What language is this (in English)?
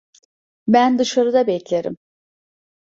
Turkish